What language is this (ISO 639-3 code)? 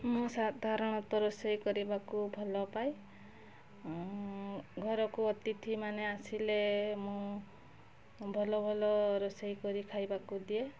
ori